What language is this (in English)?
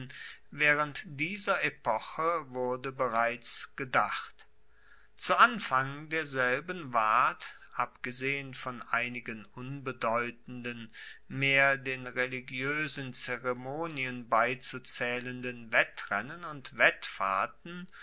German